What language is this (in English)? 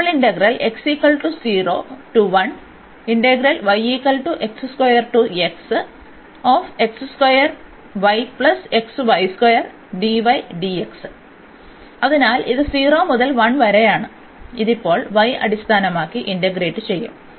Malayalam